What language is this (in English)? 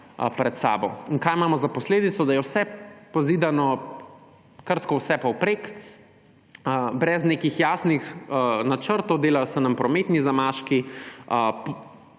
Slovenian